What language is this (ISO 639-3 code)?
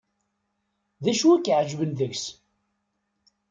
kab